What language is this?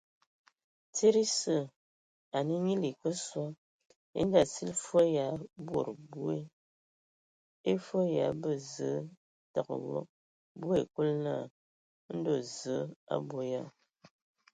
Ewondo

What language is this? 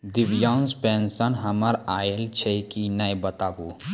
Maithili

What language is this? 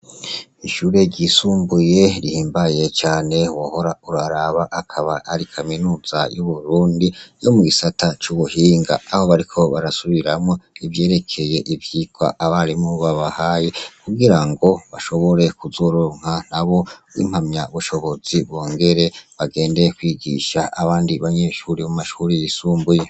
Rundi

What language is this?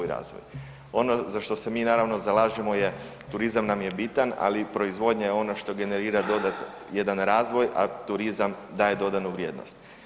Croatian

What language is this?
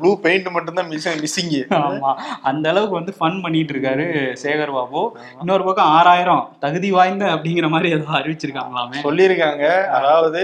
Tamil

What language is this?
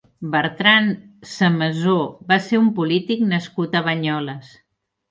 Catalan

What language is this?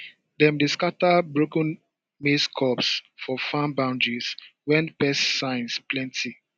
Nigerian Pidgin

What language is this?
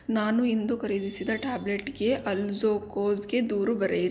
Kannada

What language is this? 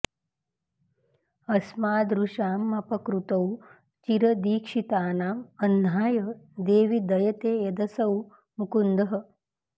Sanskrit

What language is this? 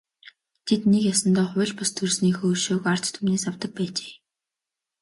Mongolian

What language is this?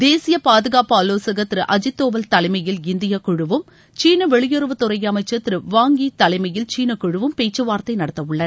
Tamil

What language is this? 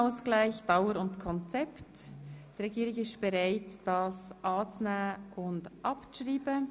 Swiss German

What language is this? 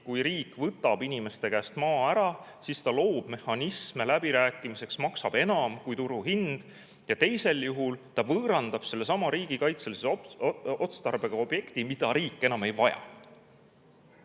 Estonian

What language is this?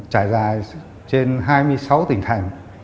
Vietnamese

